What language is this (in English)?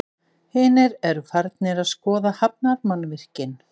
Icelandic